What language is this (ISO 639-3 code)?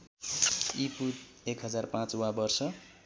nep